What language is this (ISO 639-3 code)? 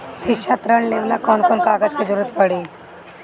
bho